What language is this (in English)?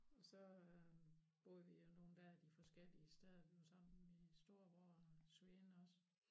Danish